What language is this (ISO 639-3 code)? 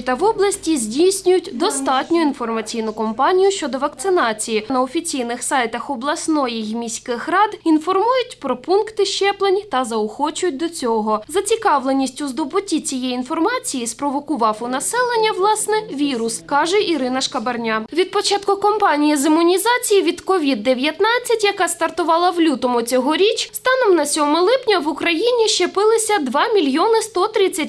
ukr